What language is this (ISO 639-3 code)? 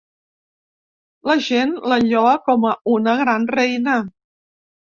cat